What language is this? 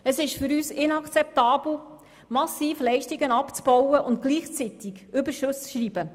Swiss German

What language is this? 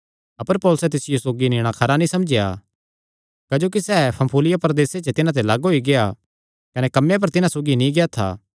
Kangri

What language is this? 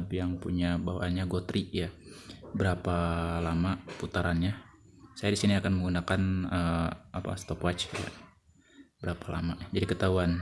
Indonesian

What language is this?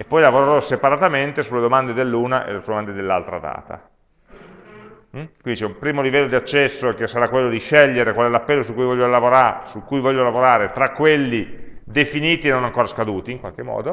Italian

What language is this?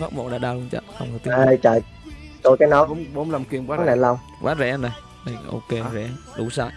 Vietnamese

